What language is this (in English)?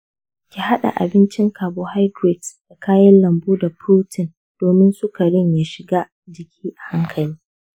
Hausa